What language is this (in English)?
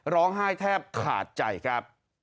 Thai